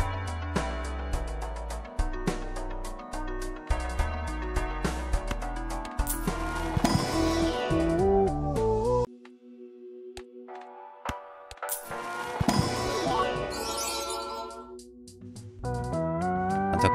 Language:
Korean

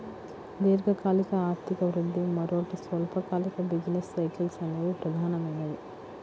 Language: Telugu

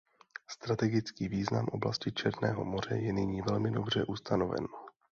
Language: Czech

